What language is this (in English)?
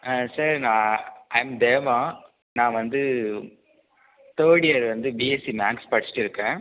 Tamil